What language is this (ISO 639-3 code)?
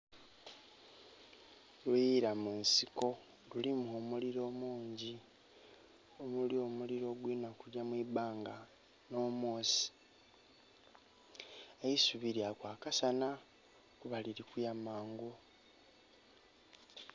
xog